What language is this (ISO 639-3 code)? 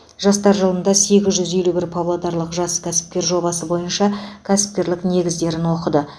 kaz